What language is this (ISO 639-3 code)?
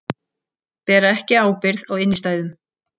isl